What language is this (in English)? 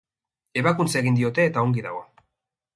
Basque